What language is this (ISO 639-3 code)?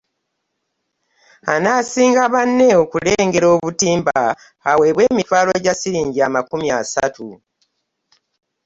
lug